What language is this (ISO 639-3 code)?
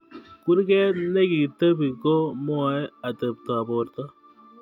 kln